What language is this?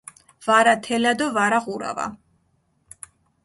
Mingrelian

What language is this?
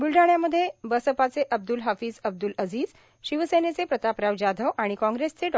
Marathi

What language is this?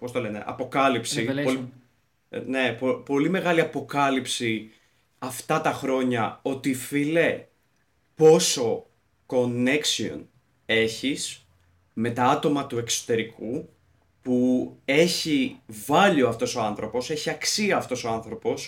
Greek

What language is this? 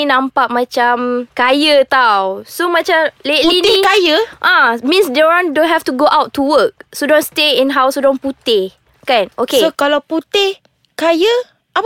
Malay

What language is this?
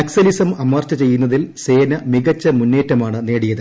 Malayalam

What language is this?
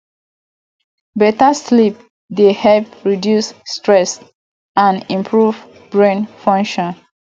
Nigerian Pidgin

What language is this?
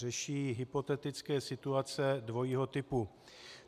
Czech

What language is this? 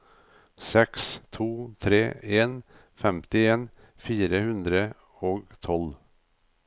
Norwegian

